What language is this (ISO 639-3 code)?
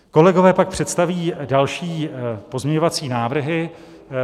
ces